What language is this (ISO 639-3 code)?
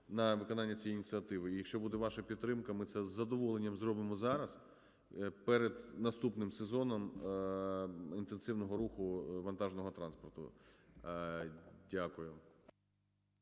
ukr